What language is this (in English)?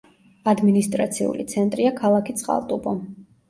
Georgian